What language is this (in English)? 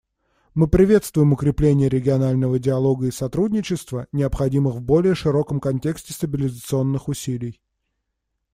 Russian